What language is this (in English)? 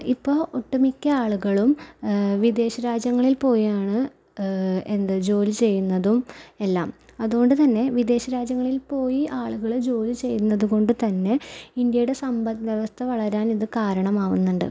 Malayalam